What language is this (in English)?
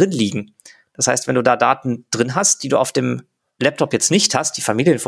German